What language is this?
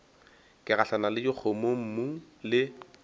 Northern Sotho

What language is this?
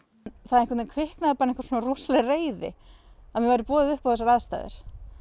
Icelandic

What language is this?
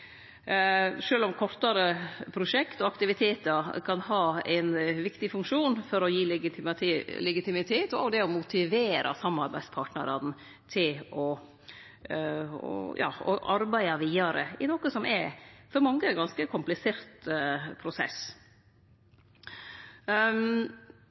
Norwegian Nynorsk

